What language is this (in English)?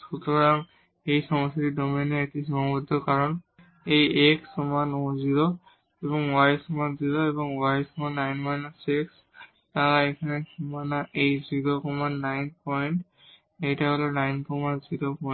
Bangla